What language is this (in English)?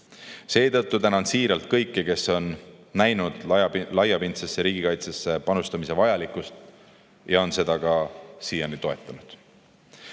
Estonian